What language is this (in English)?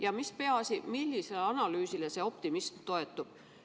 Estonian